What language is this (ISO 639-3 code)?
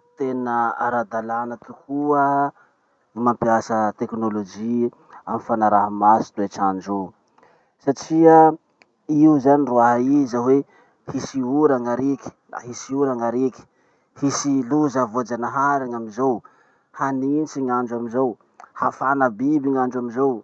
msh